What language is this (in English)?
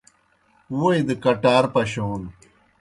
Kohistani Shina